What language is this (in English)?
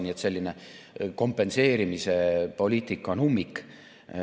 Estonian